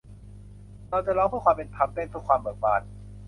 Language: Thai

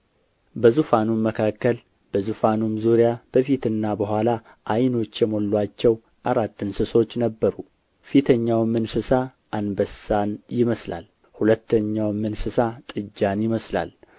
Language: Amharic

